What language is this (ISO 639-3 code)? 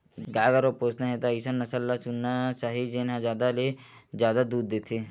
hne